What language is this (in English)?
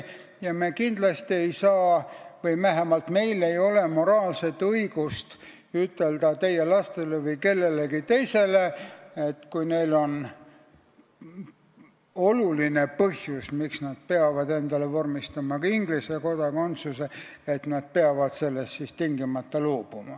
Estonian